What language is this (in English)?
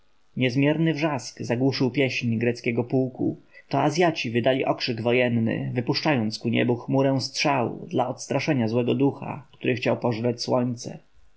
Polish